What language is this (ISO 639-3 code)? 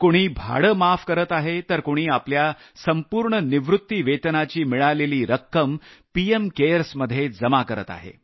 mar